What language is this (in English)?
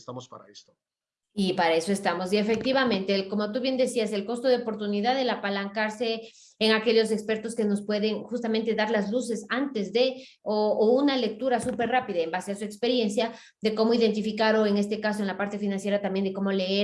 Spanish